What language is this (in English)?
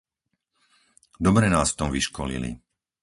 Slovak